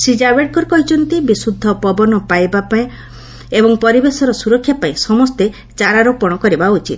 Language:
Odia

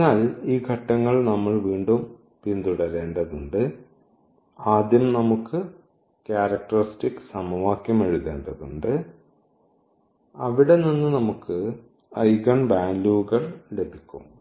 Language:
Malayalam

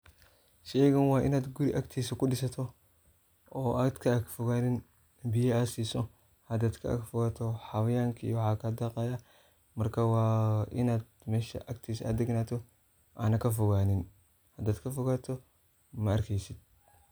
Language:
Somali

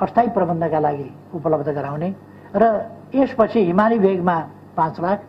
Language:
Hindi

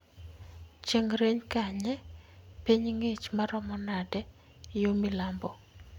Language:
Luo (Kenya and Tanzania)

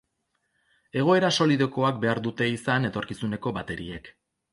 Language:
Basque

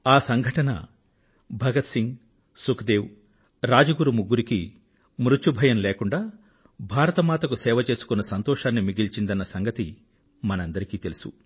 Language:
Telugu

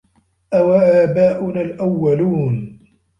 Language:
Arabic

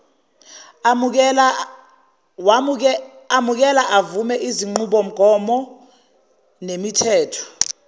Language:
Zulu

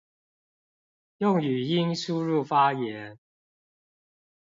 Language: Chinese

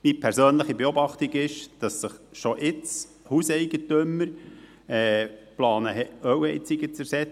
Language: Swiss German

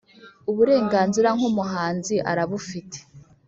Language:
Kinyarwanda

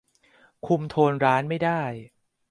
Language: Thai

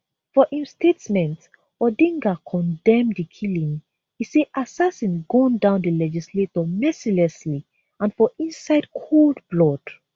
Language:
Nigerian Pidgin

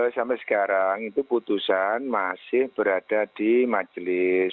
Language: Indonesian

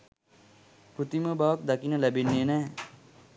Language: Sinhala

